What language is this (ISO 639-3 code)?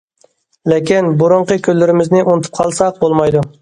uig